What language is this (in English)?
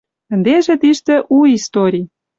Western Mari